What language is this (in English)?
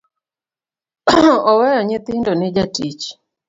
Luo (Kenya and Tanzania)